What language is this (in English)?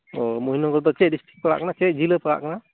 Santali